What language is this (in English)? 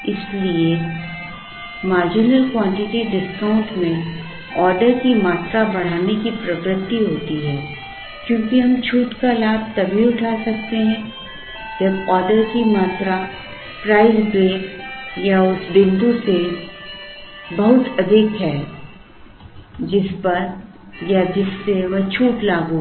Hindi